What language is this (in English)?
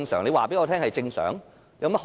Cantonese